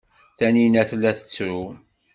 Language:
Kabyle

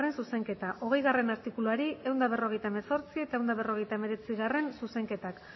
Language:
Basque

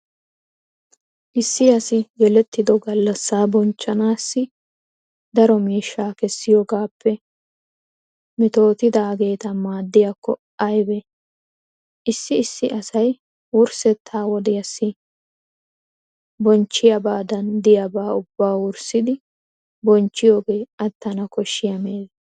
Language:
Wolaytta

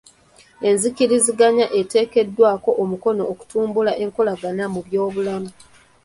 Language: Ganda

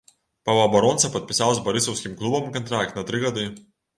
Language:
Belarusian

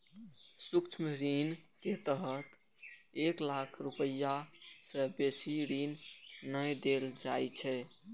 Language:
Maithili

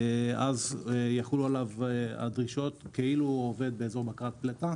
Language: Hebrew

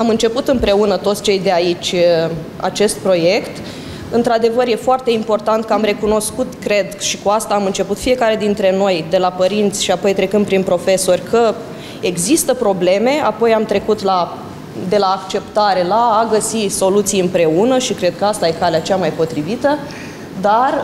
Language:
Romanian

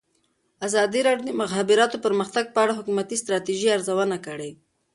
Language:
Pashto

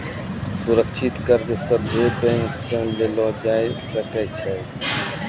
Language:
Maithili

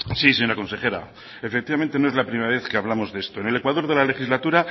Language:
Spanish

